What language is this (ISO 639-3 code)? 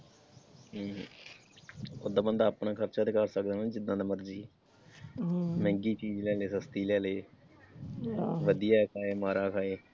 pan